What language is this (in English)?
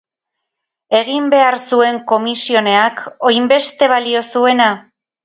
Basque